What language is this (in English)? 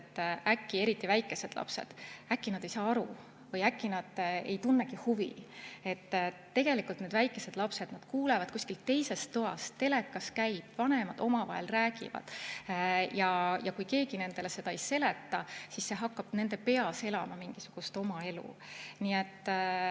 Estonian